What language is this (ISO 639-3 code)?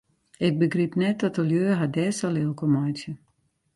fry